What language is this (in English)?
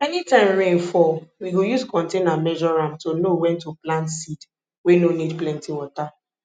Nigerian Pidgin